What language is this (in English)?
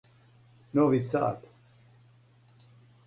Serbian